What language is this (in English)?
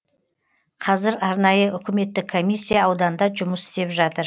Kazakh